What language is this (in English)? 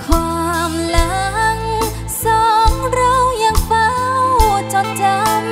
Thai